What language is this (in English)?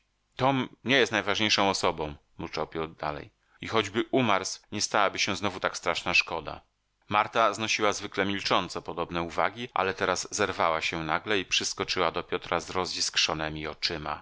Polish